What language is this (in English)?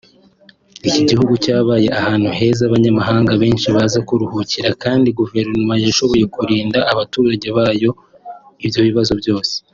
Kinyarwanda